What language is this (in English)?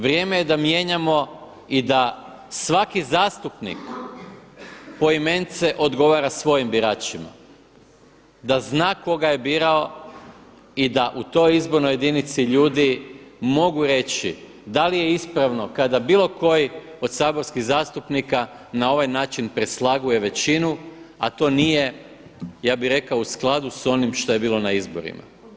Croatian